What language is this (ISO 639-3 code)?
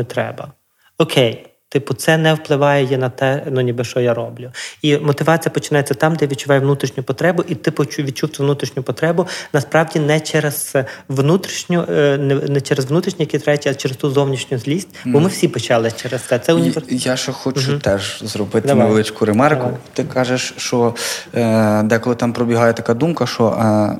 ukr